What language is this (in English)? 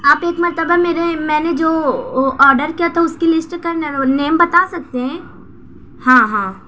Urdu